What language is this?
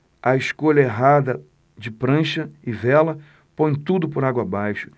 Portuguese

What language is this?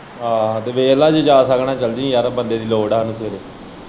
Punjabi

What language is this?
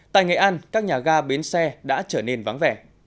Vietnamese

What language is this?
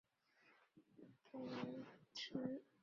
Chinese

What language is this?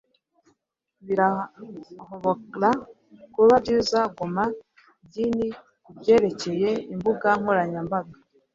Kinyarwanda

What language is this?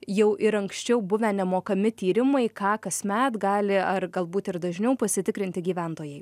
Lithuanian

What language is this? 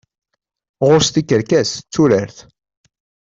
Kabyle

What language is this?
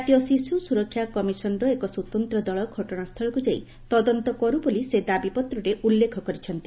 Odia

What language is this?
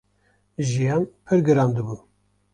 Kurdish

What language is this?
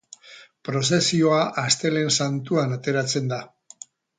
Basque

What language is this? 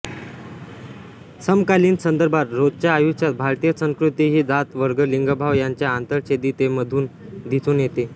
Marathi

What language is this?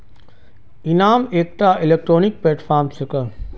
Magahi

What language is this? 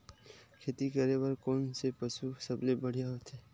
Chhattisgarhi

